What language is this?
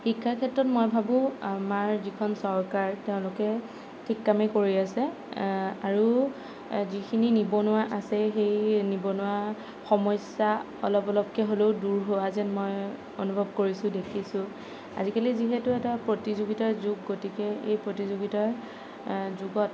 Assamese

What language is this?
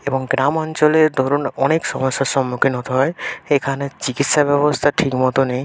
Bangla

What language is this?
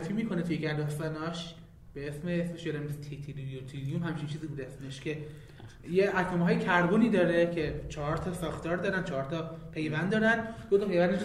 Persian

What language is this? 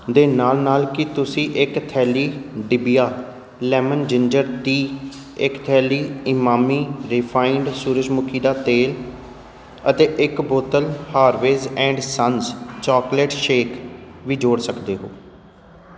Punjabi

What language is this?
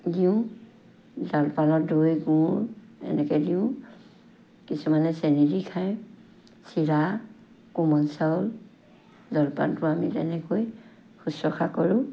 Assamese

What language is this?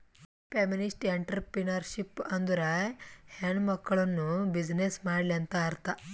Kannada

